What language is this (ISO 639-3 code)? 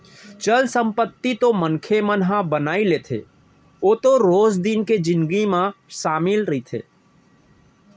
hne